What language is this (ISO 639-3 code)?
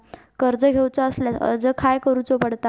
mar